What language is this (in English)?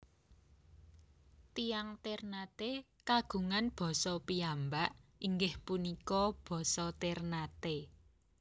Javanese